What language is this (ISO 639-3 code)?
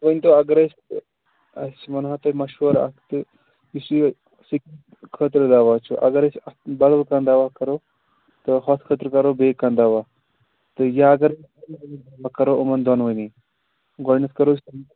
kas